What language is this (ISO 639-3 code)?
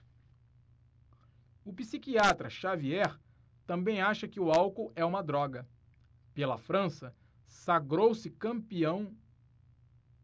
por